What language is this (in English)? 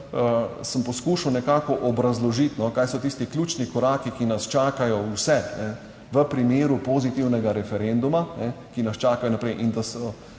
Slovenian